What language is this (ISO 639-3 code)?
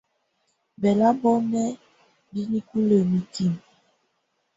tvu